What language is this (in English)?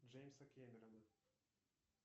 Russian